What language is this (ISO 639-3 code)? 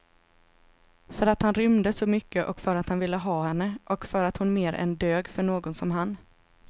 swe